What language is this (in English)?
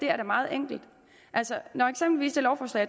Danish